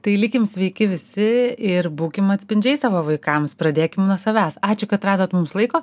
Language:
Lithuanian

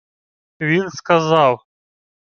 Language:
Ukrainian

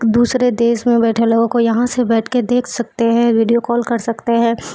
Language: Urdu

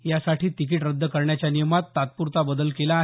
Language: Marathi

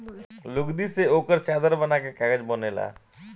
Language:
Bhojpuri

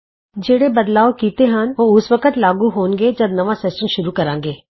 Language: Punjabi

